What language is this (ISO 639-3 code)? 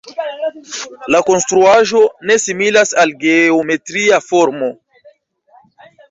epo